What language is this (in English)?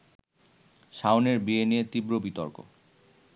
Bangla